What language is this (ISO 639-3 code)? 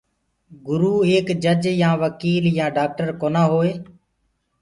ggg